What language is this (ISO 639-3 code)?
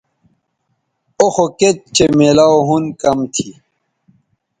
btv